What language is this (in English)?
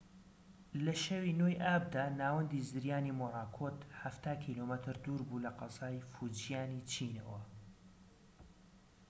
Central Kurdish